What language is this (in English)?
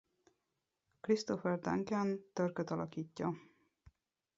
Hungarian